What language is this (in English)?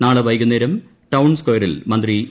Malayalam